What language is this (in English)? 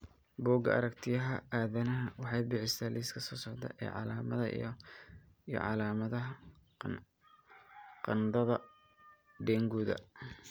Somali